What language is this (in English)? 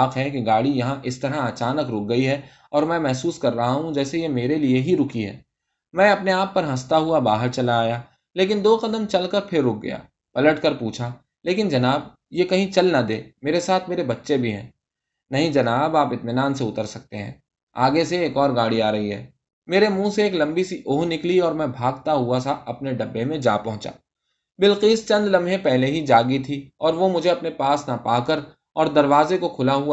Urdu